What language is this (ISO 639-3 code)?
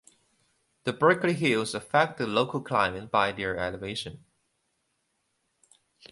eng